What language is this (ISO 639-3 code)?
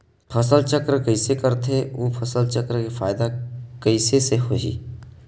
hne